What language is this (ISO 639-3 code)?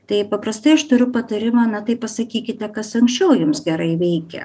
lit